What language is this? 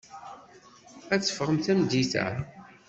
Kabyle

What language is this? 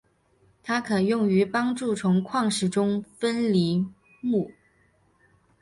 Chinese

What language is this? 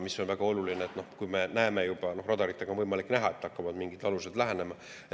Estonian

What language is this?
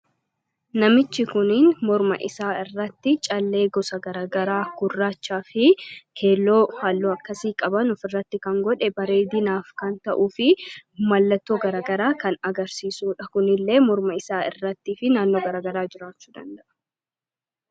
Oromo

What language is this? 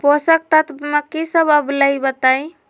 Magahi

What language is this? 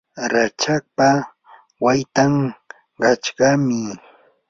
Yanahuanca Pasco Quechua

